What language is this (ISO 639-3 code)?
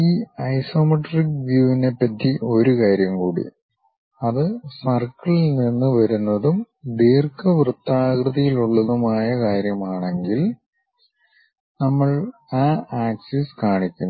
mal